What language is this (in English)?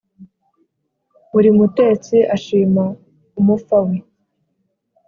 Kinyarwanda